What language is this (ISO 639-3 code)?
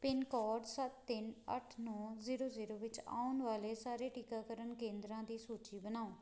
pan